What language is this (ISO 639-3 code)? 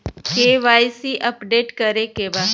bho